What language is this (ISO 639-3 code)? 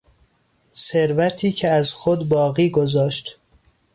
fas